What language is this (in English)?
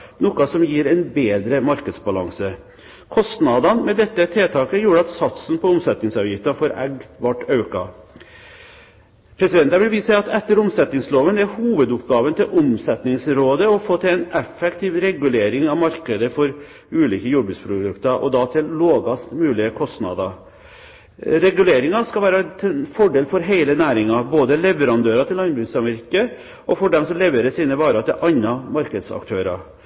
Norwegian Bokmål